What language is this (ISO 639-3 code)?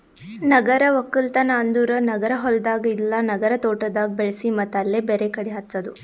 kan